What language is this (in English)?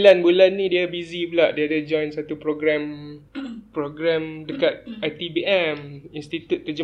Malay